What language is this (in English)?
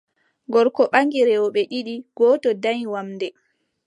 Adamawa Fulfulde